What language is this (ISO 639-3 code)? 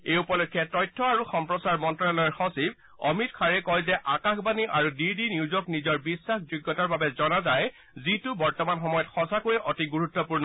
asm